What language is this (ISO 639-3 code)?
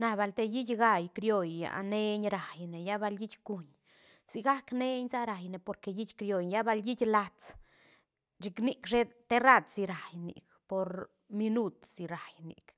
ztn